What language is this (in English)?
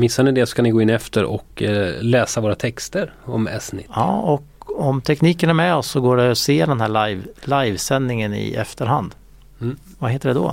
Swedish